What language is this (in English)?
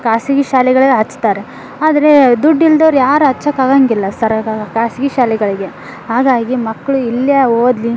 Kannada